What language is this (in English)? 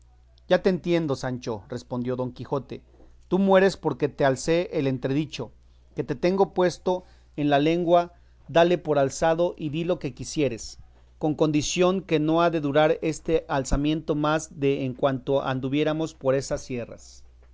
Spanish